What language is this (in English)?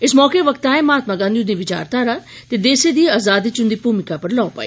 Dogri